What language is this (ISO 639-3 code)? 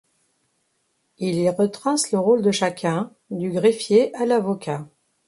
fra